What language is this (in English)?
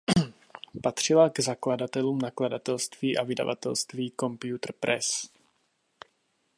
Czech